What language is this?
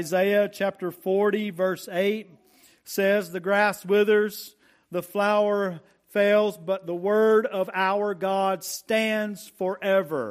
English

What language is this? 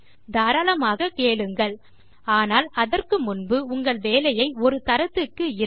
Tamil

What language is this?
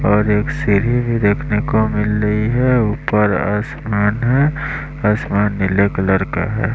Hindi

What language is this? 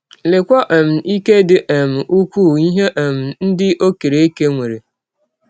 Igbo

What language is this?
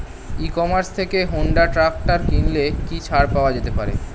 Bangla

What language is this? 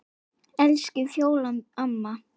Icelandic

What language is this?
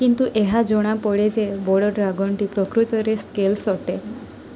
Odia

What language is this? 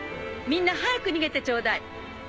Japanese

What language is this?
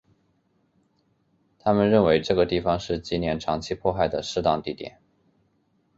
Chinese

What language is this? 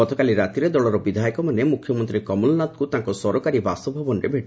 Odia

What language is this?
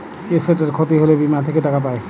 Bangla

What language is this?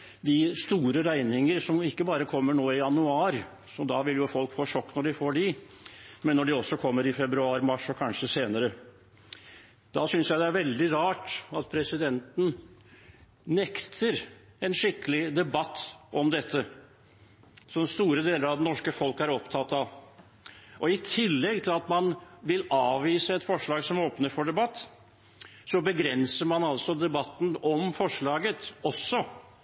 Norwegian Bokmål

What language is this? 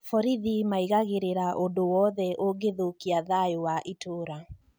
Kikuyu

